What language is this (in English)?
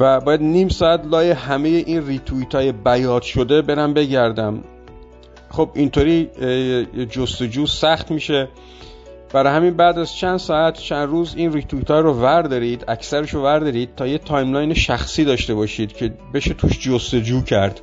Persian